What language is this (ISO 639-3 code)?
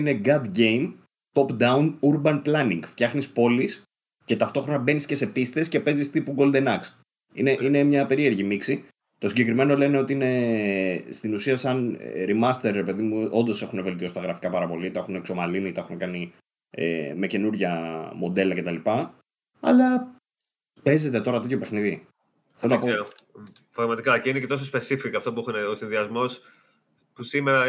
ell